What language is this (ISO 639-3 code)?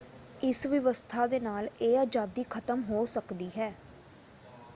pan